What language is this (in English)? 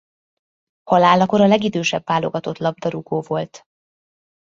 Hungarian